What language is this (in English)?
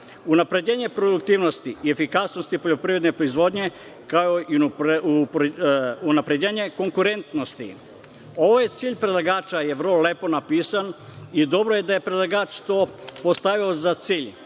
Serbian